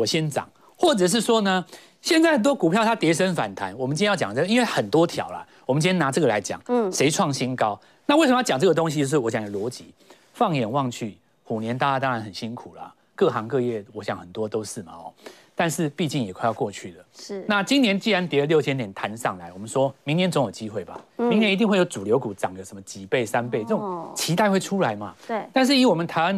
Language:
Chinese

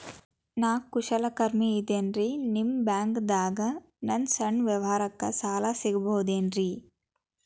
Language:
Kannada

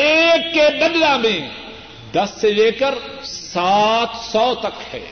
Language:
Urdu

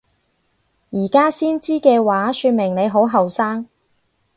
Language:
Cantonese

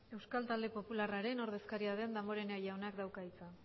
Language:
Basque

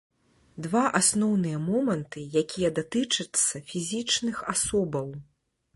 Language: Belarusian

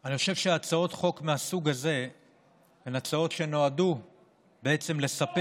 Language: Hebrew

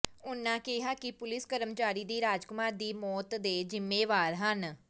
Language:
Punjabi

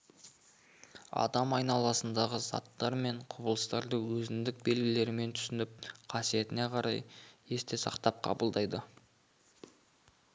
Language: Kazakh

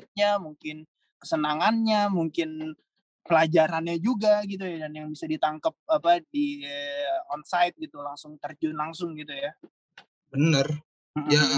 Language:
Indonesian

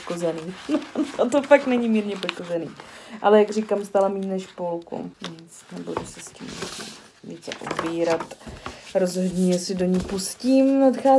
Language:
Czech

